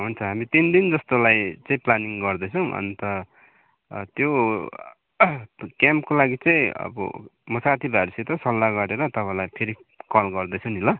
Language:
Nepali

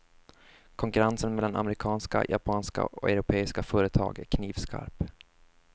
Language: Swedish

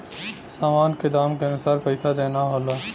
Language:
Bhojpuri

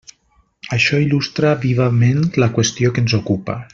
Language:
Catalan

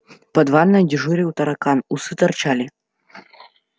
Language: Russian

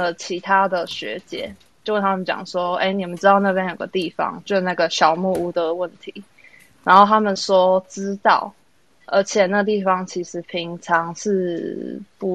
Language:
Chinese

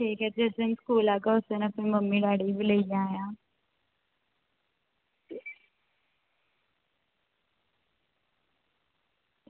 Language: Dogri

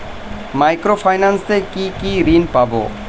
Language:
Bangla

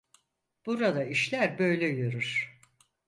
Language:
Turkish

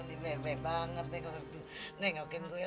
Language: Indonesian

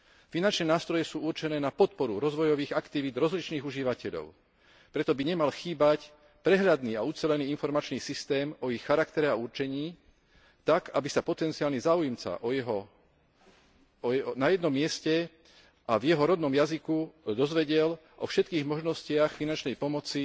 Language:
Slovak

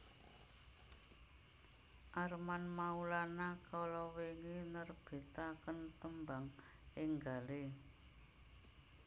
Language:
Javanese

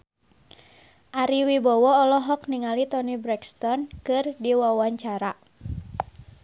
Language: Sundanese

